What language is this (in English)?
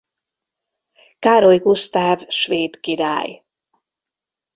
Hungarian